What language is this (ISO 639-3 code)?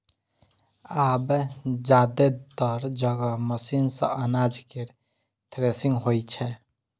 mai